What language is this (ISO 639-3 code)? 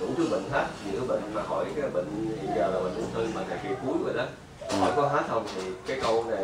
vie